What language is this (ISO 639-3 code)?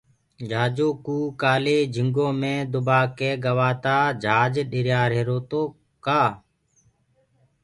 ggg